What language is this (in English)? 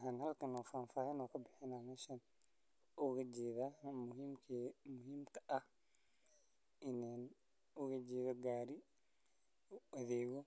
Somali